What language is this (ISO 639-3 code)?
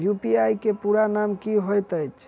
mai